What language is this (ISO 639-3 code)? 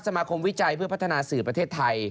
tha